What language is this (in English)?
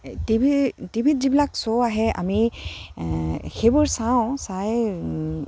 Assamese